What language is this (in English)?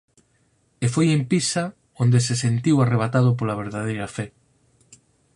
Galician